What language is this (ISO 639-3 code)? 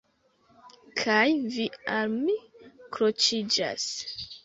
epo